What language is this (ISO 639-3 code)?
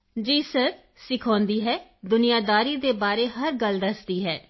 pan